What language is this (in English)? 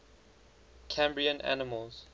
English